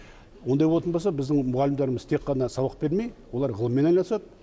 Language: Kazakh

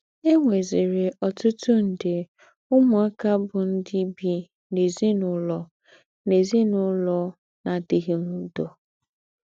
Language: Igbo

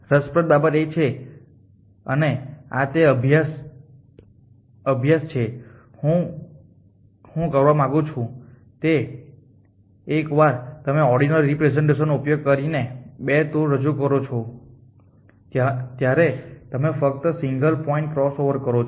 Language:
Gujarati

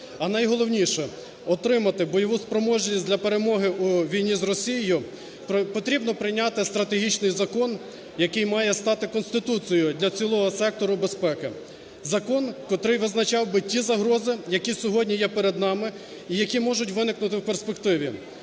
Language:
Ukrainian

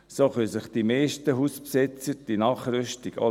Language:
Swiss German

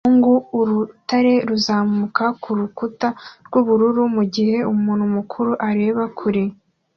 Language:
Kinyarwanda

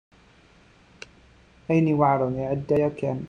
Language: Kabyle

